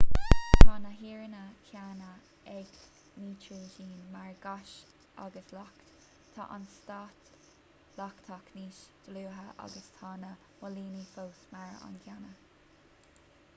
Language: Irish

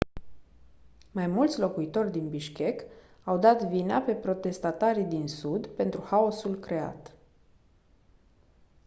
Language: Romanian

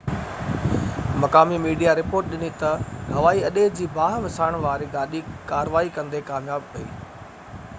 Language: Sindhi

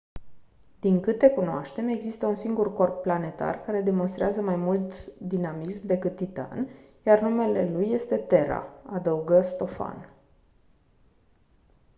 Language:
Romanian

